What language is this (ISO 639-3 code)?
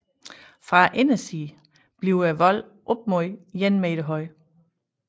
dan